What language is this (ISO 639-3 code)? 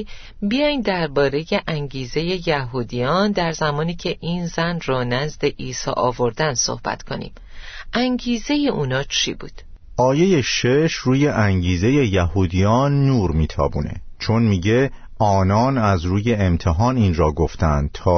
fas